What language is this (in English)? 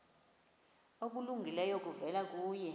Xhosa